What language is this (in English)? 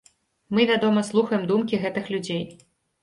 Belarusian